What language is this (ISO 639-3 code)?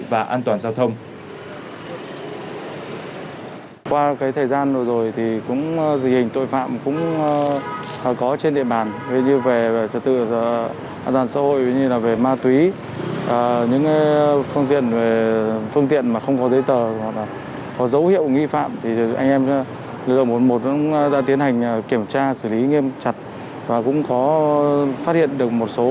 vie